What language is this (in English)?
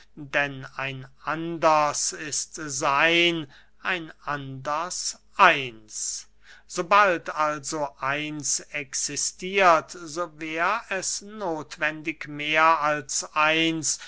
German